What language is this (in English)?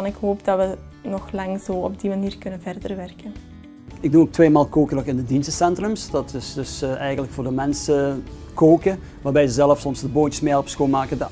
Dutch